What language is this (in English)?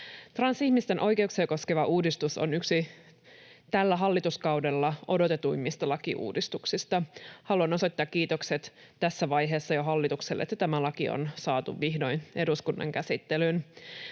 Finnish